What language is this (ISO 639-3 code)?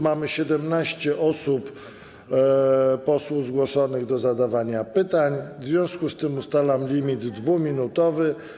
pol